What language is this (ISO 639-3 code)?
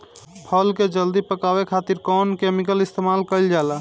bho